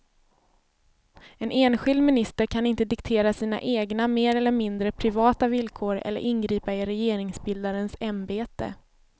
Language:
Swedish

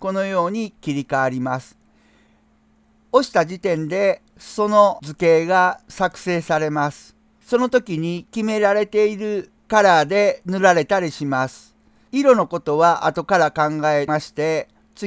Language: Japanese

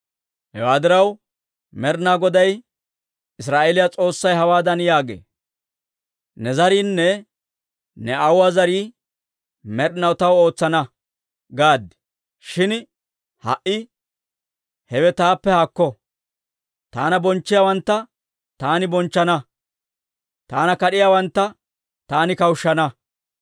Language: Dawro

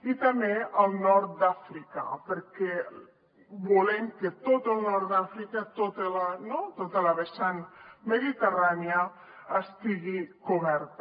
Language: Catalan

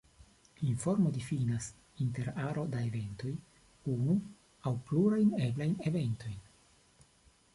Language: Esperanto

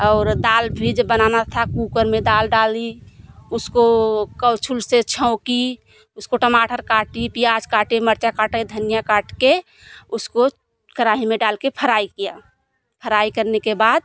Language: Hindi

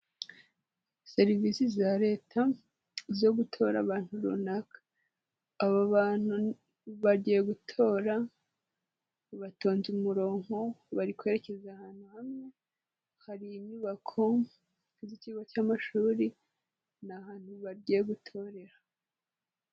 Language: Kinyarwanda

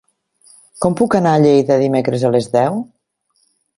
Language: Catalan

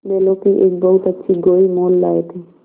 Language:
Hindi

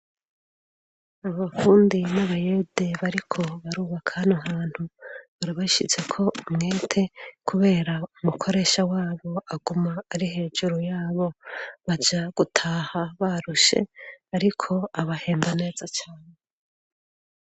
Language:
Rundi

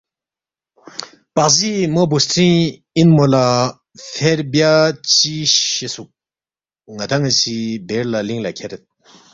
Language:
Balti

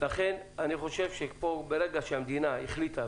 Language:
Hebrew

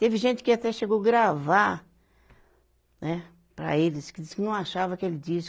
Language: Portuguese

